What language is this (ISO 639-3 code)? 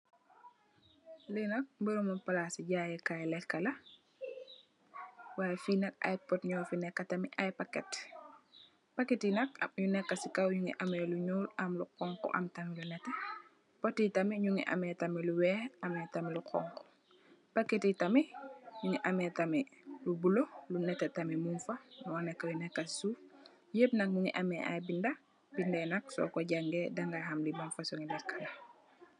wol